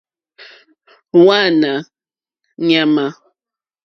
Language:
Mokpwe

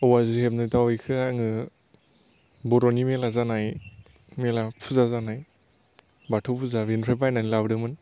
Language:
Bodo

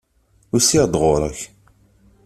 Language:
Kabyle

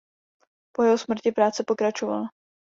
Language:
Czech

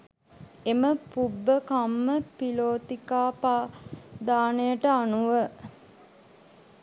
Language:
Sinhala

